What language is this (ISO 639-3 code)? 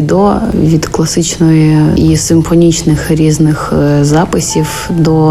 ukr